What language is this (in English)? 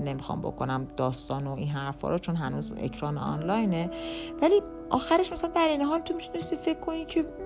Persian